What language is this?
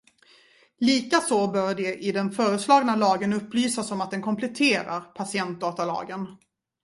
Swedish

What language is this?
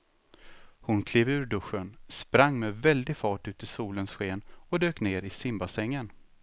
Swedish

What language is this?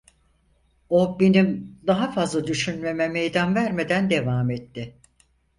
Turkish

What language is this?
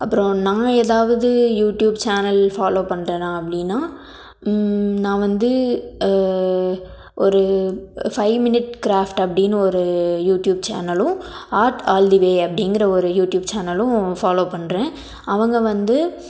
Tamil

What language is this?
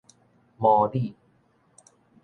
Min Nan Chinese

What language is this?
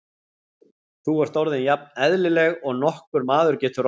Icelandic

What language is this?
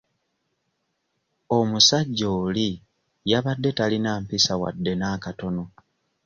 Ganda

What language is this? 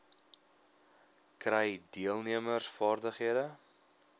Afrikaans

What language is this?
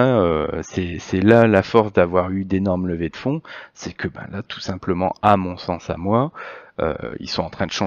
French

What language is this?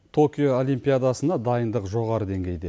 Kazakh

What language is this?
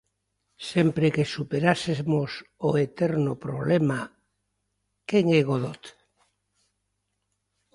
Galician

